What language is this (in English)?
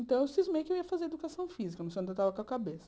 Portuguese